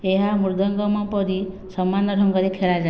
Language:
Odia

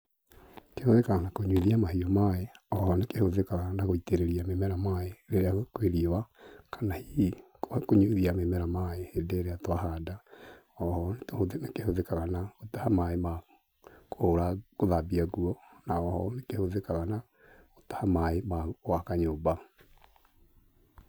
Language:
Kikuyu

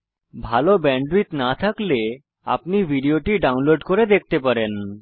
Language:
Bangla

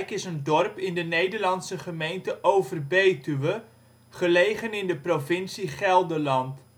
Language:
Dutch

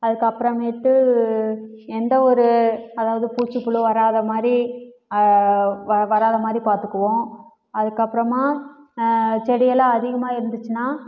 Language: Tamil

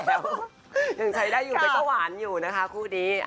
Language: Thai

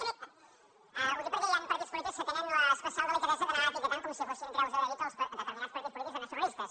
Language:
Catalan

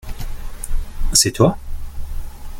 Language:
French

